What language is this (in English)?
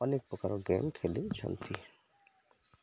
Odia